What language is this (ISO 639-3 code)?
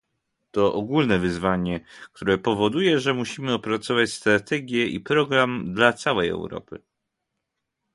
pol